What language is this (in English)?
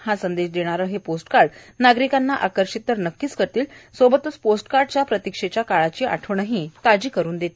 Marathi